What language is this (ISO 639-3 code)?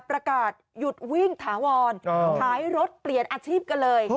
tha